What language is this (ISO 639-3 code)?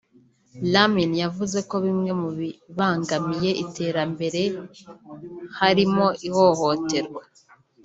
kin